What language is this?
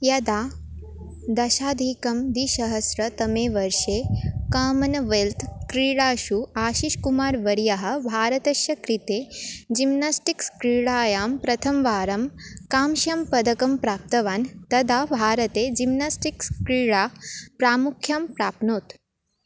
Sanskrit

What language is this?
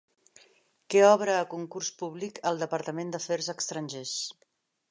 Catalan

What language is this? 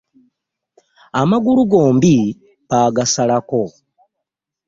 Ganda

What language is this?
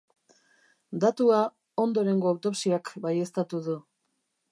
Basque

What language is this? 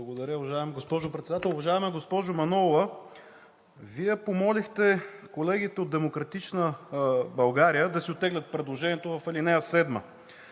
Bulgarian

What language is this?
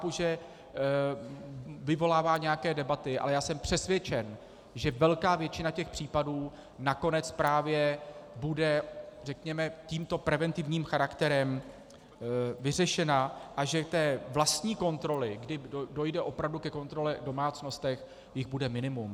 Czech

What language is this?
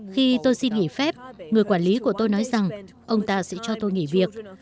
Vietnamese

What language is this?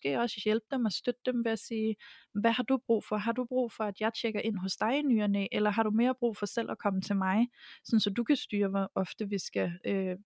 Danish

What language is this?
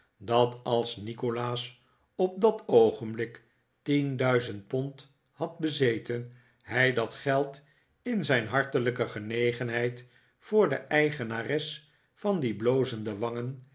Dutch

